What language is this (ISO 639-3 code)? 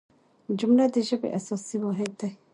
pus